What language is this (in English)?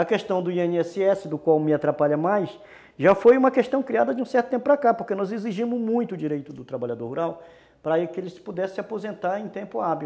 Portuguese